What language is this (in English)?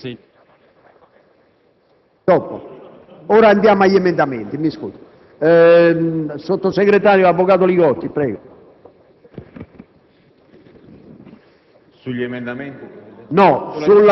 Italian